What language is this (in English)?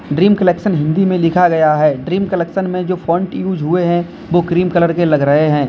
Hindi